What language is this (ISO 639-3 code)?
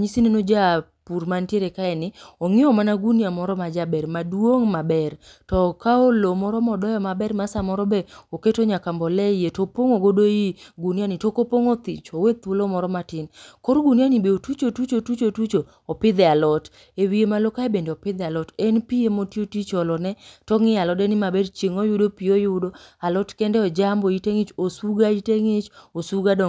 luo